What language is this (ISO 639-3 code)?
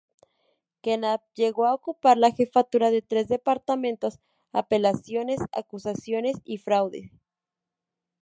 spa